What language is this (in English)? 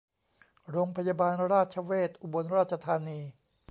Thai